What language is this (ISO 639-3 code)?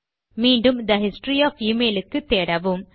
tam